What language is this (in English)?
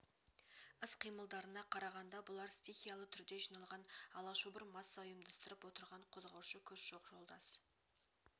Kazakh